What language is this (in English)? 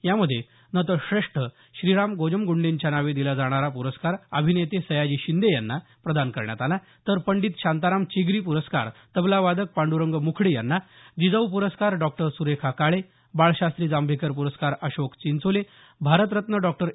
Marathi